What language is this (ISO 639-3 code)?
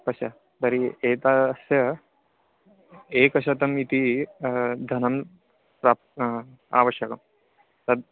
san